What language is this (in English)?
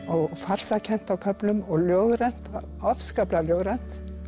Icelandic